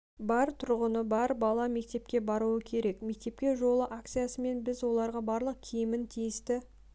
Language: Kazakh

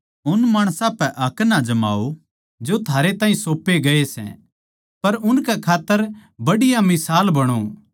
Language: Haryanvi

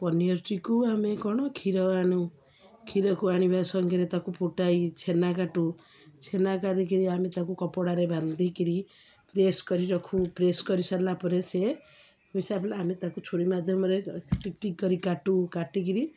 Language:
Odia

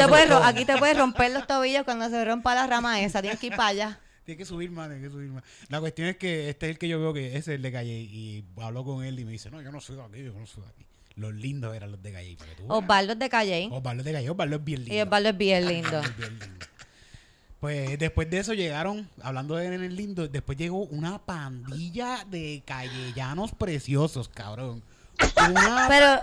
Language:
Spanish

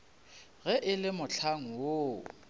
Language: Northern Sotho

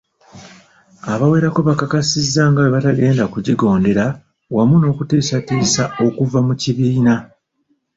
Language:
Ganda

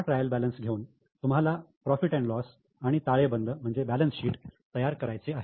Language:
Marathi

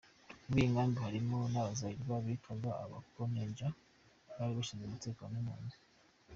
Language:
Kinyarwanda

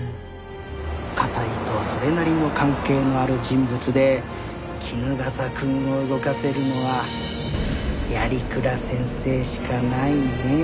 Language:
Japanese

